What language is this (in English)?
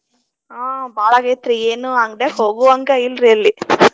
Kannada